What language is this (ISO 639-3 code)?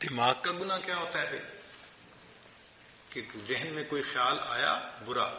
hin